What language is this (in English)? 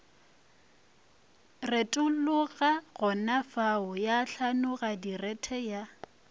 Northern Sotho